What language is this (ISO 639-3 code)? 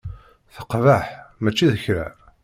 kab